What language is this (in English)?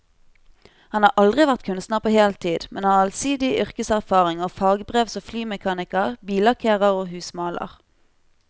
Norwegian